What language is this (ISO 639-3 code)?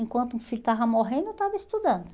por